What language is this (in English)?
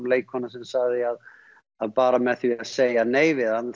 Icelandic